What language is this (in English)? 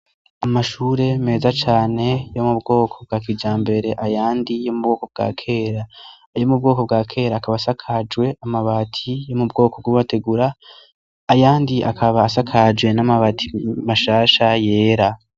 Rundi